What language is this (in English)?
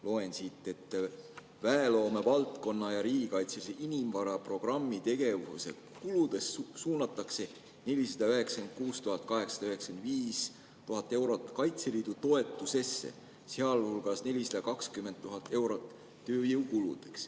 Estonian